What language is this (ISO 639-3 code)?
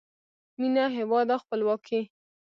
pus